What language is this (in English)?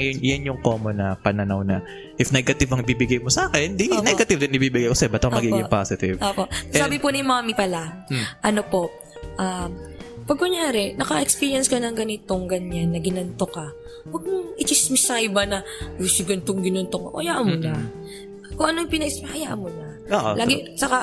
Filipino